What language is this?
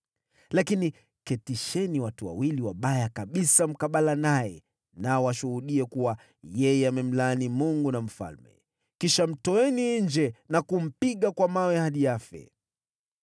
Swahili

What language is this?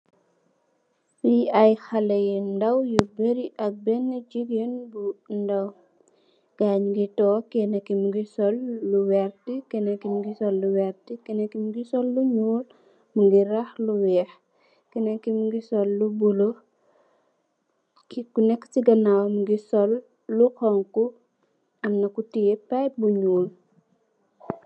Wolof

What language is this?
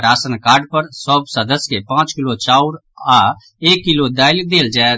Maithili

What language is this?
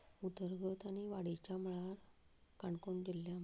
Konkani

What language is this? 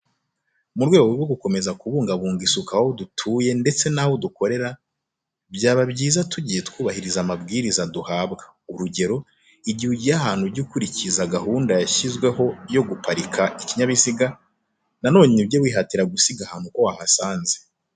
Kinyarwanda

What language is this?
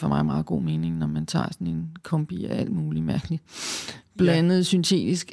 Danish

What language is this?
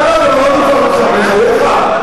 Hebrew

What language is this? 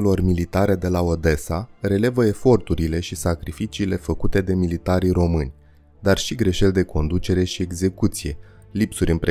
Romanian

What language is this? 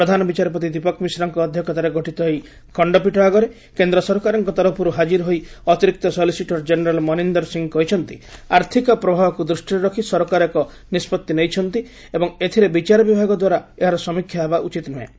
Odia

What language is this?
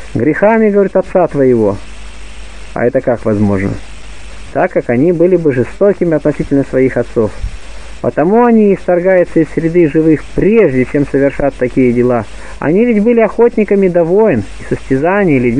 Russian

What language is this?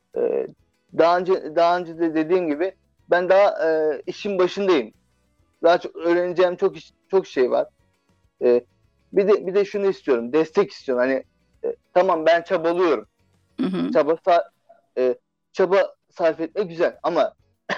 Turkish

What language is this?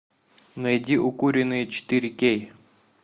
Russian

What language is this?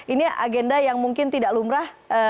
Indonesian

